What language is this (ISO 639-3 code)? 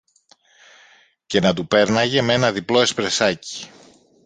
ell